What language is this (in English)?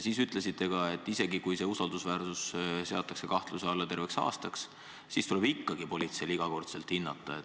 Estonian